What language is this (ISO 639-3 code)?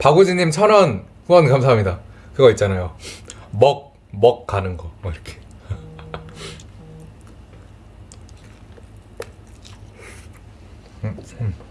kor